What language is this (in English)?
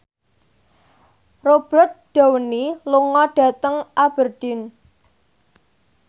Javanese